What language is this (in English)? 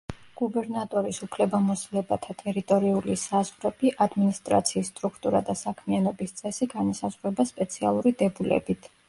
Georgian